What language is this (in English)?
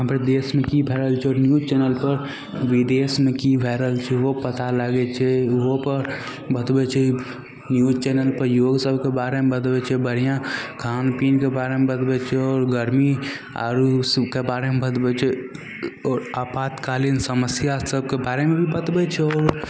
Maithili